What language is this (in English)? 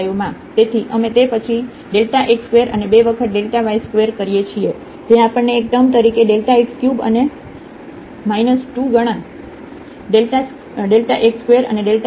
Gujarati